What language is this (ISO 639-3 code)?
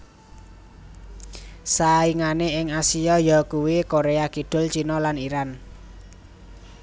jav